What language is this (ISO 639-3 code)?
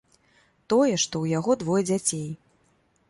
bel